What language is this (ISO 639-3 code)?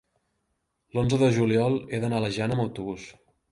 cat